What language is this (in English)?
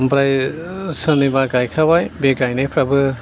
Bodo